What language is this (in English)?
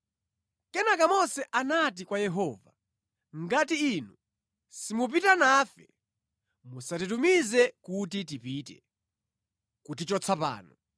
Nyanja